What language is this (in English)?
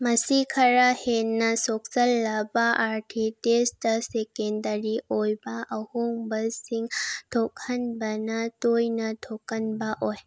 Manipuri